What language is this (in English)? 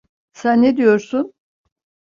Turkish